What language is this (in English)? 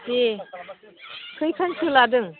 Bodo